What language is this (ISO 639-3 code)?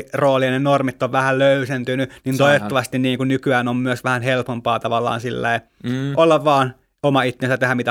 fin